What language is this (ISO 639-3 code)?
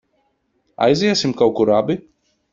lav